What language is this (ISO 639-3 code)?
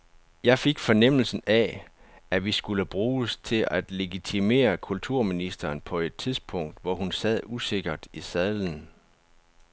dan